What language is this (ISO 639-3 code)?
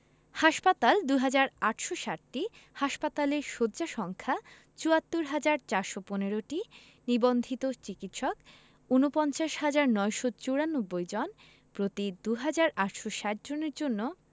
ben